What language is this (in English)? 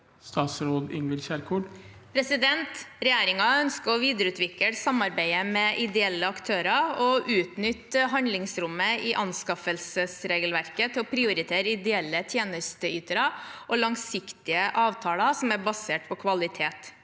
Norwegian